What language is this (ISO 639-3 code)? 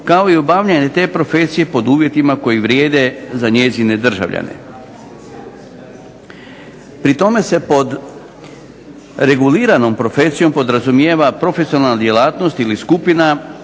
hrv